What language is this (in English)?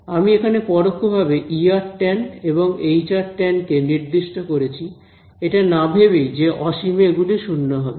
Bangla